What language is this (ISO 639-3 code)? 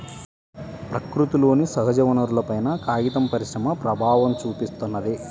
tel